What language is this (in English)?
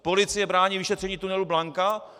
Czech